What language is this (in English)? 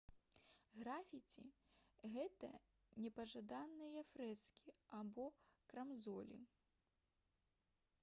Belarusian